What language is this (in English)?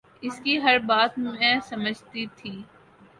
Urdu